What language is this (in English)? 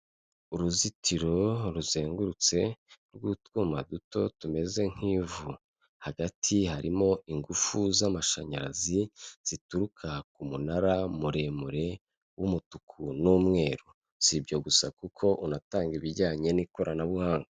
Kinyarwanda